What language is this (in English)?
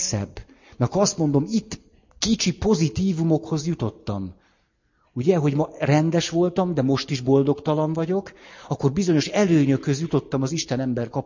Hungarian